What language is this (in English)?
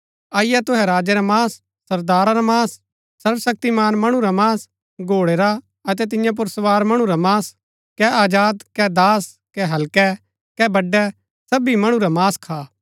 Gaddi